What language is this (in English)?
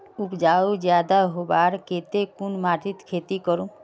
Magahi